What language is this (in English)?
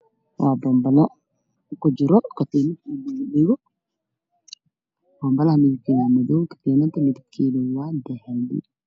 Somali